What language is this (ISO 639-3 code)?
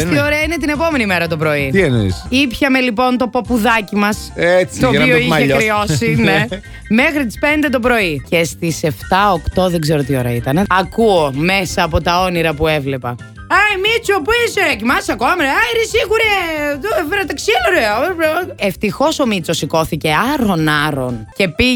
ell